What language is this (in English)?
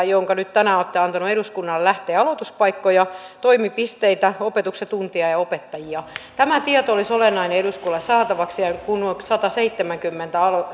Finnish